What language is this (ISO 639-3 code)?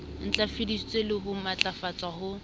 sot